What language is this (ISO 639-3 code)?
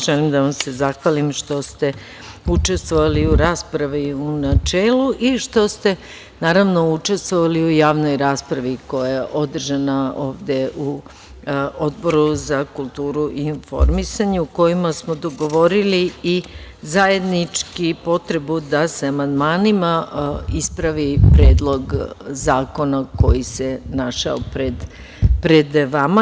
srp